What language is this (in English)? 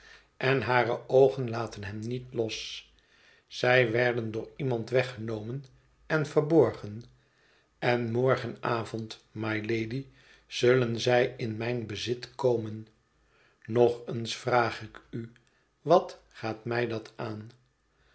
Dutch